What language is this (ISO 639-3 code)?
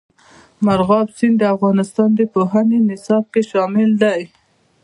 pus